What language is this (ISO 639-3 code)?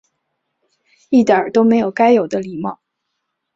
zho